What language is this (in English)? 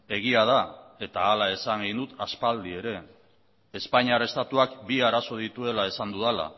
Basque